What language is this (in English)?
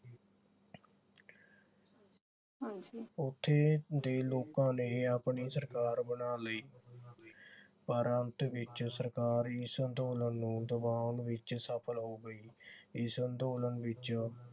Punjabi